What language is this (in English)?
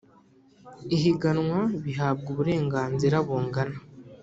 Kinyarwanda